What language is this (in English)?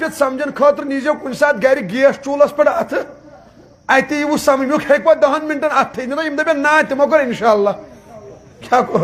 Arabic